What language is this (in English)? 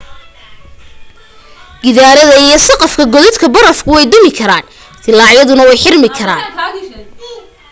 Somali